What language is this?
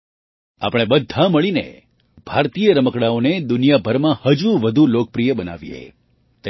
Gujarati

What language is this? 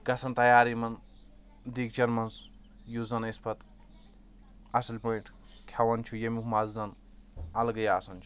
Kashmiri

